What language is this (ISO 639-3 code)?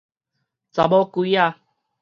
nan